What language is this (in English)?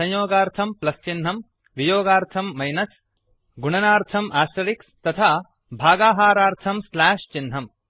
Sanskrit